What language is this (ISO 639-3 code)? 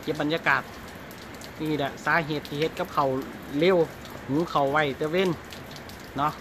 tha